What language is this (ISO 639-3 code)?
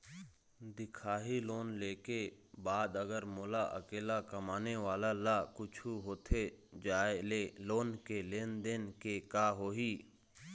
hne